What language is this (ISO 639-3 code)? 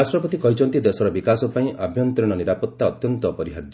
ori